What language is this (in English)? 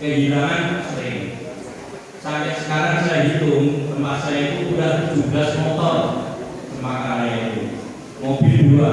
Indonesian